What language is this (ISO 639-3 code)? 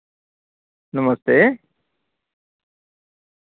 doi